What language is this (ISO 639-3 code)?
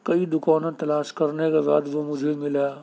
urd